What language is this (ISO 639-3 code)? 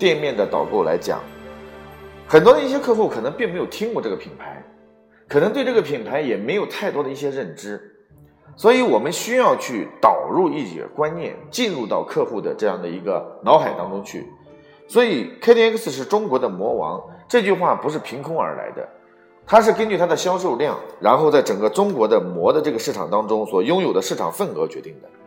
zho